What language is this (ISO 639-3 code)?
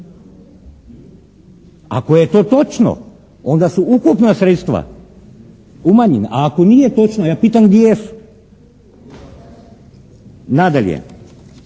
hrv